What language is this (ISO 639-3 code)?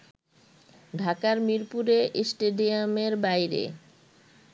ben